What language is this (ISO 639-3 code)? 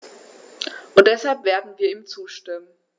deu